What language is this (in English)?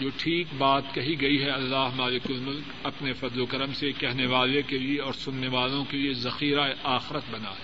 Urdu